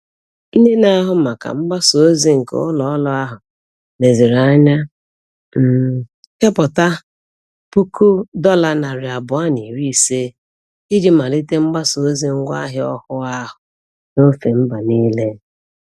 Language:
Igbo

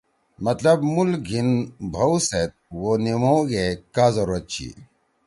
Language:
Torwali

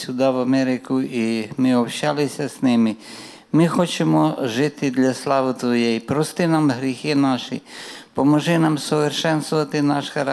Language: Russian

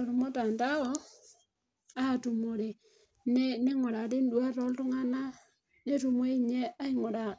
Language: Masai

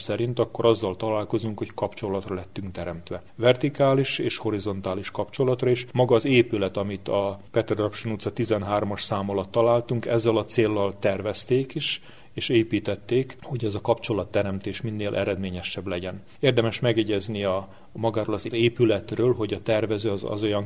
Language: Hungarian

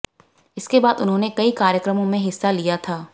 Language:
Hindi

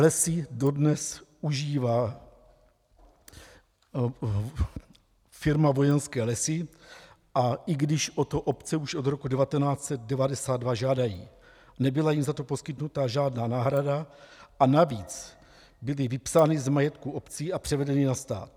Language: Czech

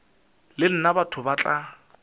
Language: Northern Sotho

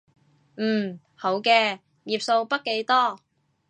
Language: Cantonese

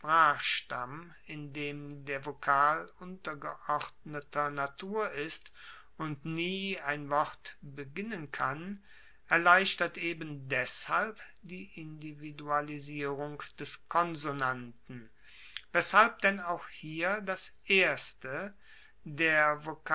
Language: German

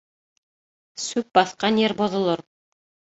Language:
Bashkir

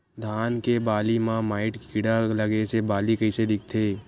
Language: Chhattisgarhi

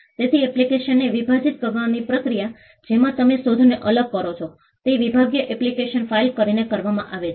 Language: Gujarati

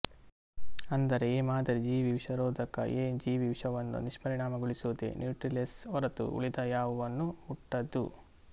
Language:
Kannada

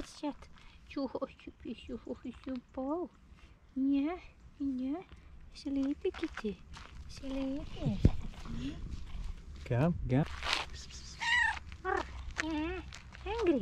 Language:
English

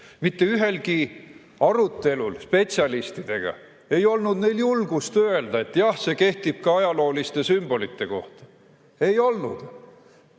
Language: Estonian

